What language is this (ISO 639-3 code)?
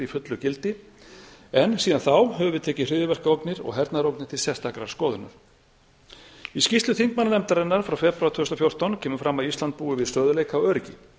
isl